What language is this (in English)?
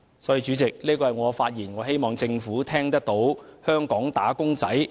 Cantonese